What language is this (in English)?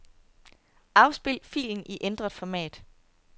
Danish